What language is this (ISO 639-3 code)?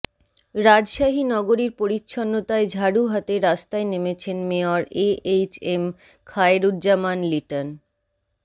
ben